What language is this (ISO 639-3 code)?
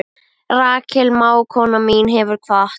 isl